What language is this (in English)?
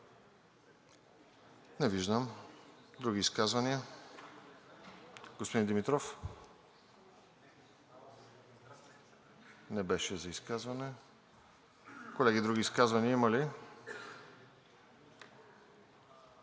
Bulgarian